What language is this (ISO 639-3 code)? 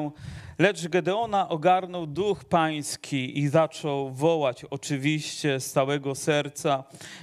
pol